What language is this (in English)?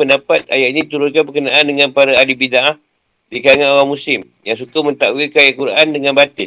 Malay